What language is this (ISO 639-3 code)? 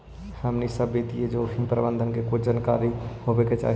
mag